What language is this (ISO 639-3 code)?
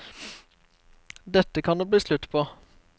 nor